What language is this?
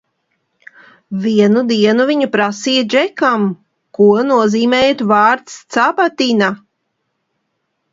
Latvian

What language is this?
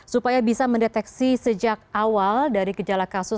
Indonesian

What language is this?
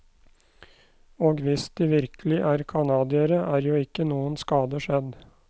Norwegian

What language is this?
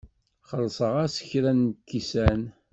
Kabyle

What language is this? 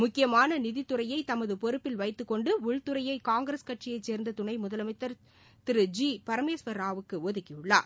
Tamil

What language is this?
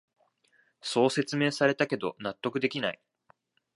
Japanese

